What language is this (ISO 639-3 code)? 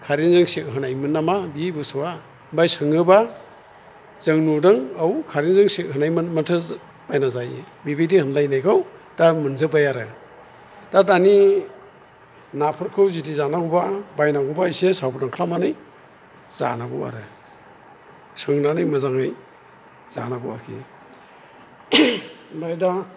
brx